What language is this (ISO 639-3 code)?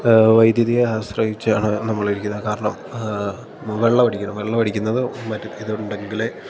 mal